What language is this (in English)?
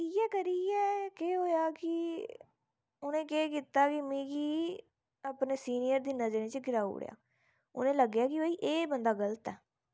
Dogri